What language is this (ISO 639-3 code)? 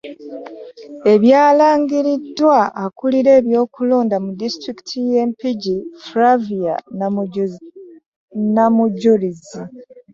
lug